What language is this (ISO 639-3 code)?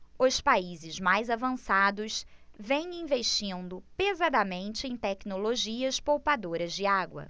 por